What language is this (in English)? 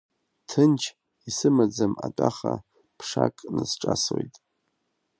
Abkhazian